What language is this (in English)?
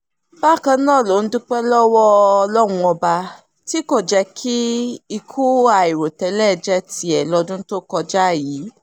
Yoruba